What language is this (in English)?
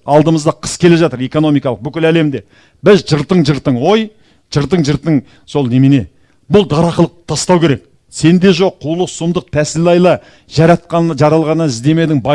Kazakh